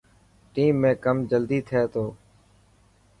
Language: Dhatki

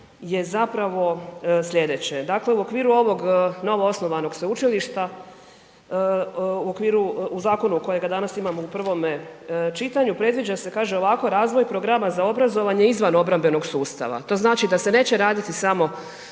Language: Croatian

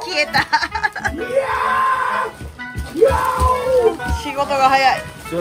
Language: Japanese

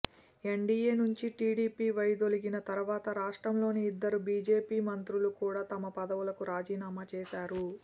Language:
Telugu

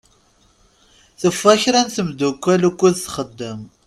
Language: Kabyle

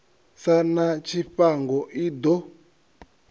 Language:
Venda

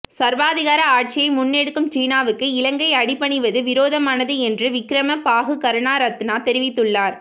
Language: Tamil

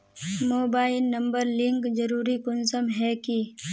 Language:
Magahi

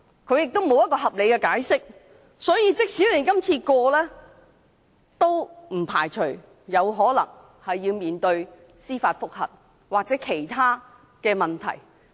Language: Cantonese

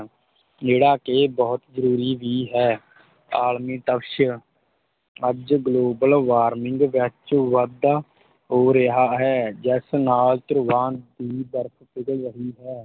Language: Punjabi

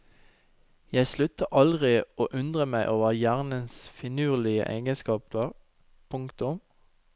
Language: Norwegian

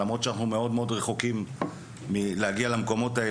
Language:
Hebrew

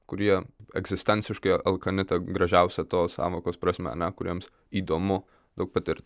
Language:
Lithuanian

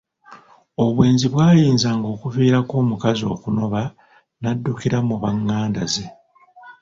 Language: Ganda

